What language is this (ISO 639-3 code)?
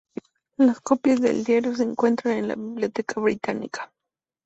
spa